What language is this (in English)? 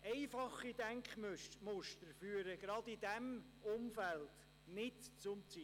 Swiss German